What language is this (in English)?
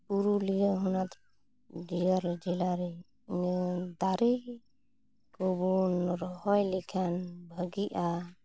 Santali